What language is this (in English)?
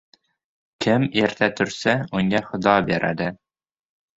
Uzbek